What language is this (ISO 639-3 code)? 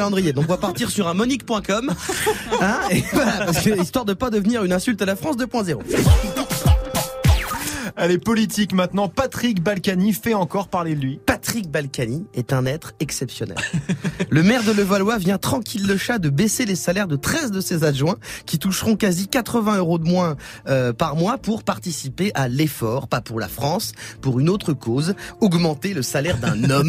fra